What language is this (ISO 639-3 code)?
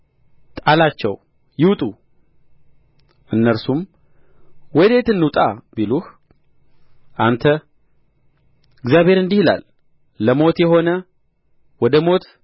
amh